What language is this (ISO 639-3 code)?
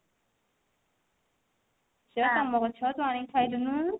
ori